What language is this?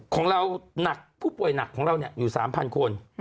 Thai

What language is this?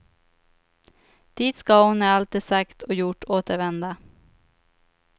Swedish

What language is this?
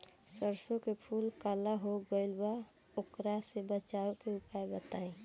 Bhojpuri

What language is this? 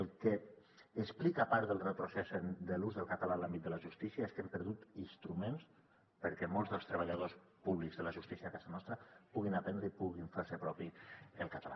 Catalan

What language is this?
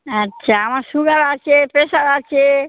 Bangla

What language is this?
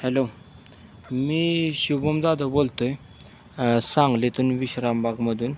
Marathi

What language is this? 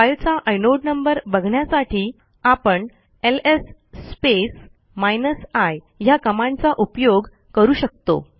Marathi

